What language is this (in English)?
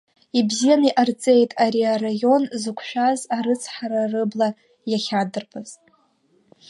Abkhazian